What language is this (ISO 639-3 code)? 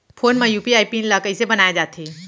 hne